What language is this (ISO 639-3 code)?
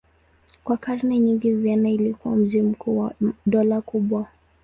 swa